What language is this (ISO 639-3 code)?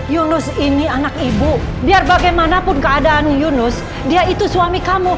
ind